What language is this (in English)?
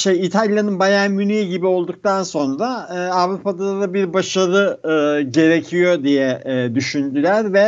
Turkish